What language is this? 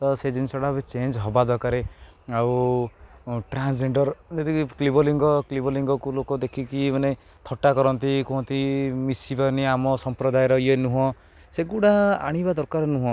Odia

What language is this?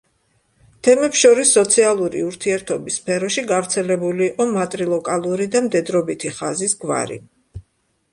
Georgian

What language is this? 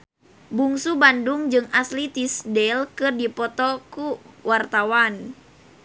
Sundanese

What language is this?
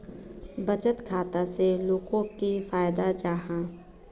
Magahi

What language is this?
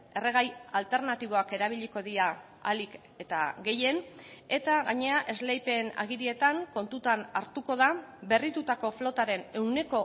Basque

